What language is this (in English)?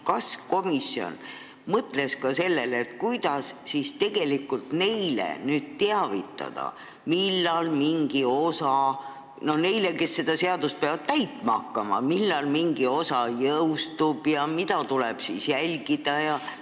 Estonian